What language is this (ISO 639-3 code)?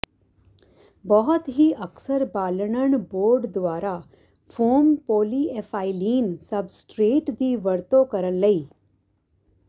pan